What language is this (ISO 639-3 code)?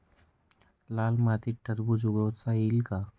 mar